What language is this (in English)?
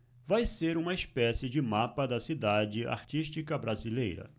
Portuguese